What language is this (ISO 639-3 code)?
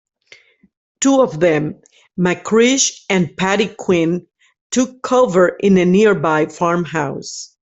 eng